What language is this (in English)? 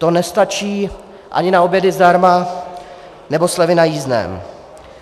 Czech